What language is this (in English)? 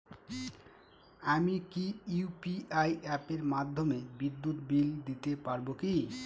Bangla